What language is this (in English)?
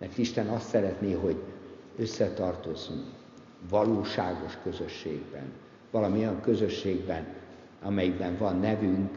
Hungarian